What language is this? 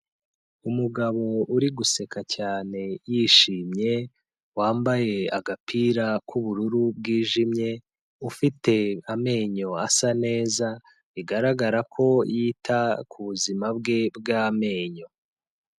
Kinyarwanda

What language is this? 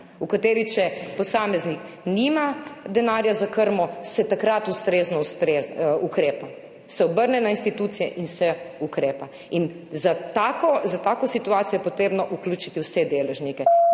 Slovenian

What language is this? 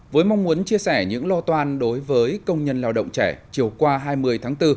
Vietnamese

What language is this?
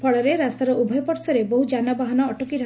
Odia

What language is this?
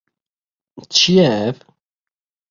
Kurdish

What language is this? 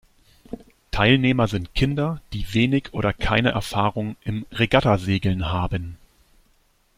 German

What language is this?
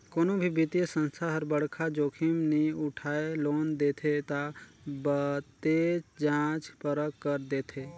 Chhattisgarhi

